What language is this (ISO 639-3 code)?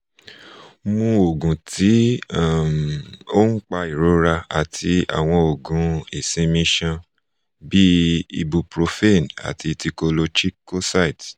yor